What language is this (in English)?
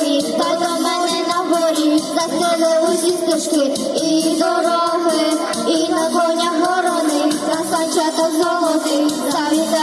Indonesian